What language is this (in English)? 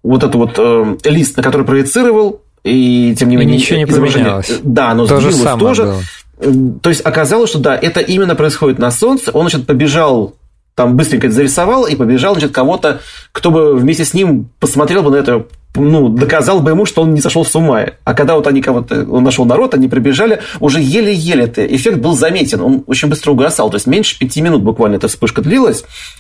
Russian